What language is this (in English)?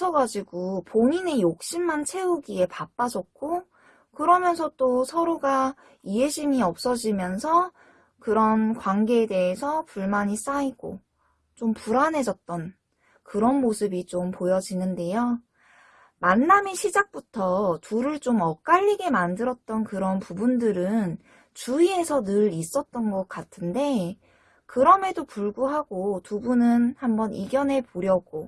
Korean